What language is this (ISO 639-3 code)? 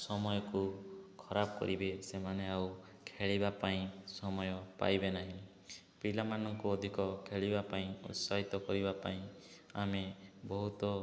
ori